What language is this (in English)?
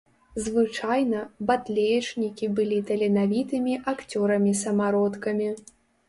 Belarusian